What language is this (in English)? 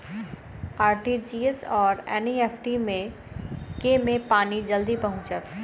Maithili